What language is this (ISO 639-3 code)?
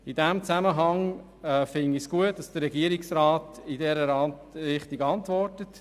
gsw